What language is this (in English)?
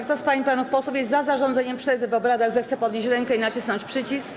Polish